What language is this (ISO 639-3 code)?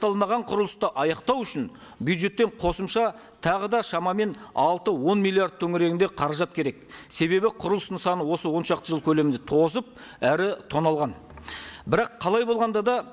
tur